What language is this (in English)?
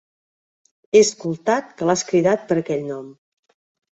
Catalan